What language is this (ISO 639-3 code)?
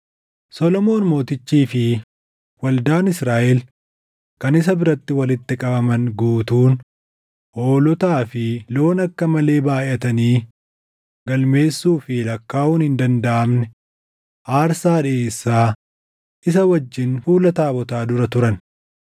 orm